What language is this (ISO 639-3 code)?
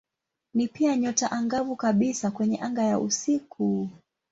swa